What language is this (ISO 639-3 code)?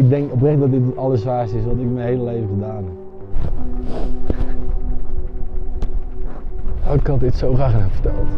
nld